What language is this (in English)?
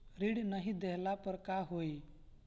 Bhojpuri